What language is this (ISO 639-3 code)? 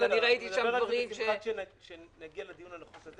heb